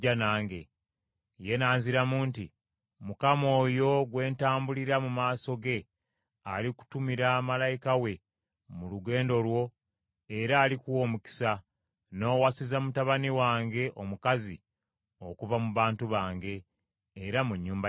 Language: Ganda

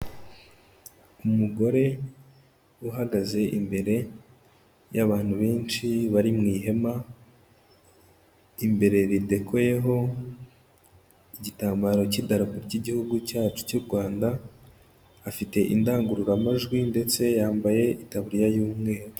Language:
Kinyarwanda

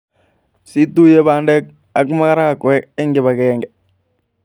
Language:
Kalenjin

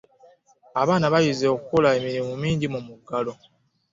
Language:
Ganda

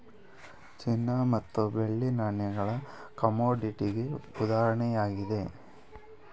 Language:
Kannada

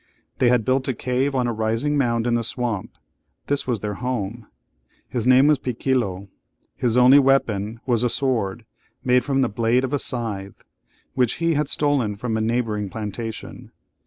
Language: English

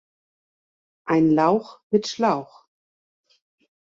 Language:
German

